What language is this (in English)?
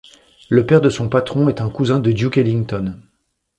French